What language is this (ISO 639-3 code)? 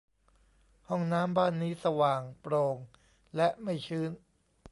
tha